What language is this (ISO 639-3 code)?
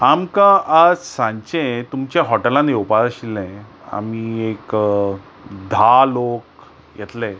kok